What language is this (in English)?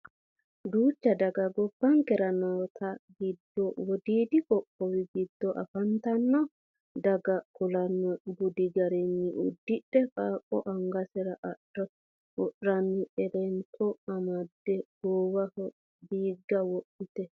Sidamo